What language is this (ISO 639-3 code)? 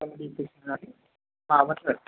brx